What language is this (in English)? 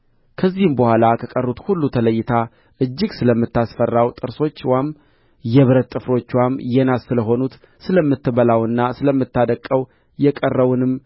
Amharic